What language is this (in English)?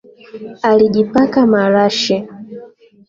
Swahili